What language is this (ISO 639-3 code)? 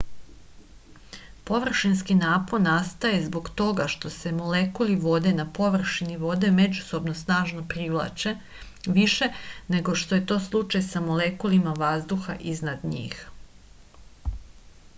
srp